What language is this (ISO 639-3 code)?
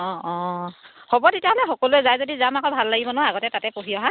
asm